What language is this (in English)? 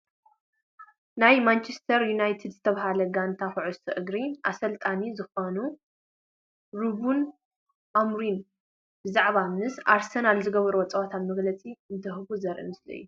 Tigrinya